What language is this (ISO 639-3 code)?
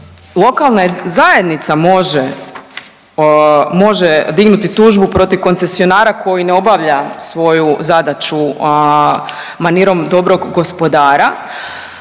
hrv